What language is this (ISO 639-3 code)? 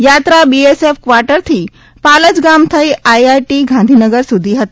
guj